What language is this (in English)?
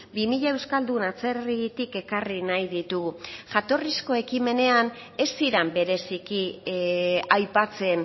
Basque